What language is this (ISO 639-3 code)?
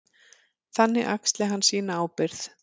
isl